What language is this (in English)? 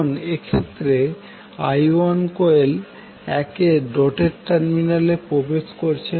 Bangla